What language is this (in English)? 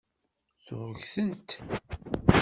Kabyle